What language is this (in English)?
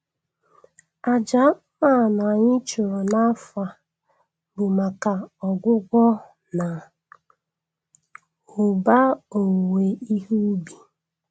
Igbo